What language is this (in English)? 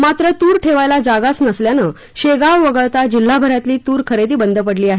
Marathi